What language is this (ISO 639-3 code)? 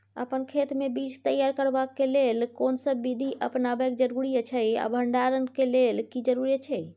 mai